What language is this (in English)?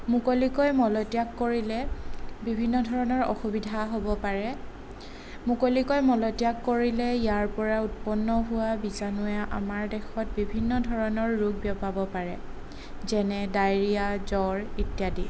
Assamese